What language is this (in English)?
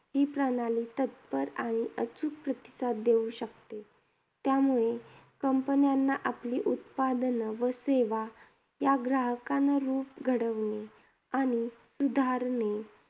Marathi